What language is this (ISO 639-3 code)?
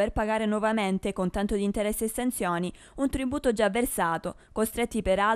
ita